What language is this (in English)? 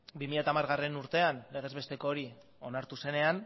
Basque